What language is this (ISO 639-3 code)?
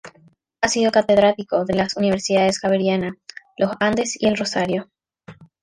spa